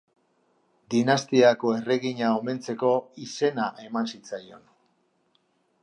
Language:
Basque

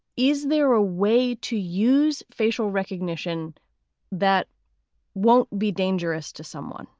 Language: English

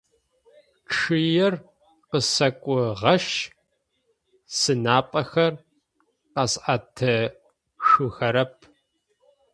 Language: Adyghe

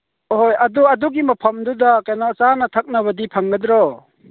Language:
Manipuri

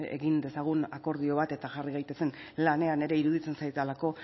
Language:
Basque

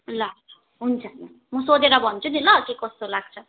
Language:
Nepali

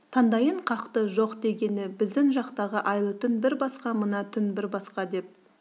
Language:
Kazakh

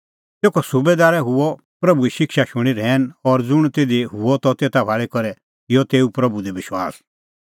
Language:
Kullu Pahari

